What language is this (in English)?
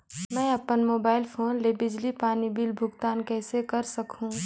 Chhattisgarhi